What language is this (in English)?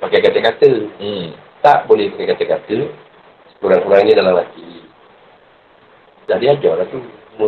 Malay